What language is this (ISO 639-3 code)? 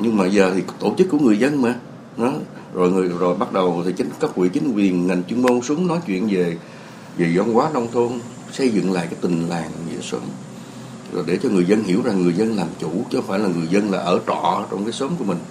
vie